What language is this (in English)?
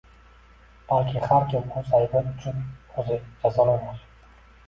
Uzbek